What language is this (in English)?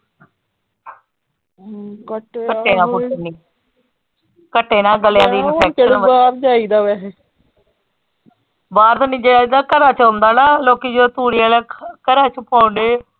Punjabi